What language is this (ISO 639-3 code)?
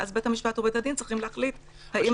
heb